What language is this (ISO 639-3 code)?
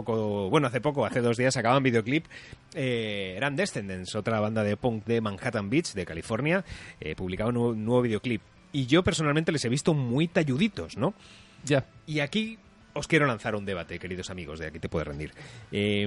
spa